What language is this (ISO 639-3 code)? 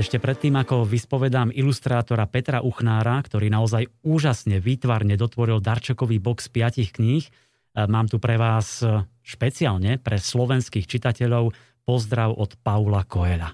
slk